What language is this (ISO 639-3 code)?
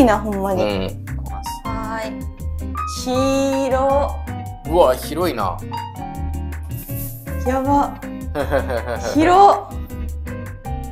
jpn